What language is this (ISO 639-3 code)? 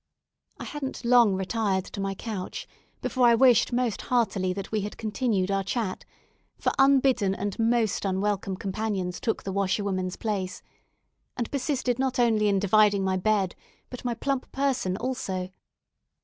eng